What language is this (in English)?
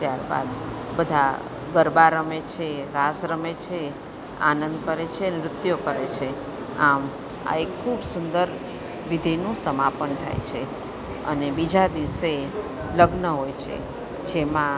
Gujarati